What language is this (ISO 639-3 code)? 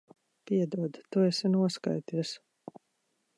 lav